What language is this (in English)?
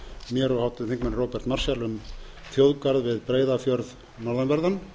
Icelandic